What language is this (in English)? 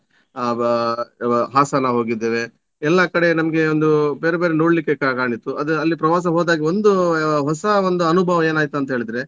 Kannada